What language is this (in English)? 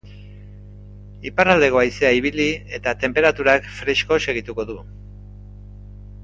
Basque